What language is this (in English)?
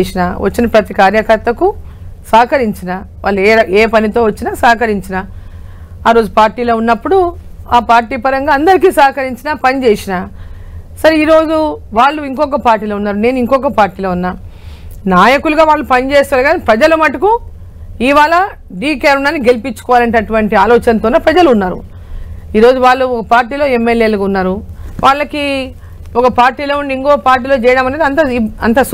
Telugu